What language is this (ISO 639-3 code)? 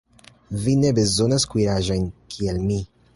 epo